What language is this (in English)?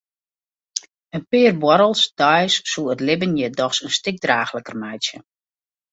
Western Frisian